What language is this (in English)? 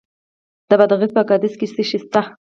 Pashto